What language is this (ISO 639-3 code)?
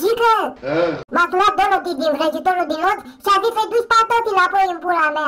ron